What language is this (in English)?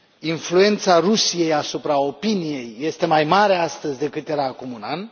Romanian